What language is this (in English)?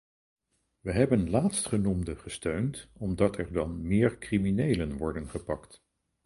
Dutch